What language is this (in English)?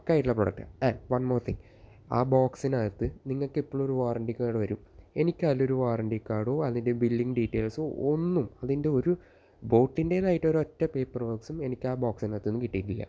Malayalam